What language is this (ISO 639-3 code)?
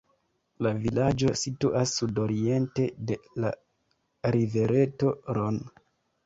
epo